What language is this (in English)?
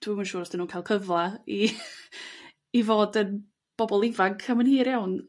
Welsh